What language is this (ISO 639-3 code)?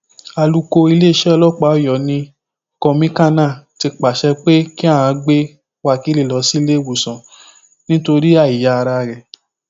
yor